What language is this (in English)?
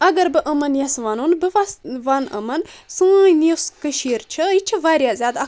Kashmiri